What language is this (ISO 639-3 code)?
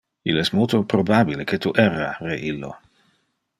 ina